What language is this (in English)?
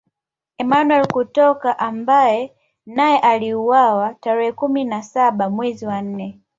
Swahili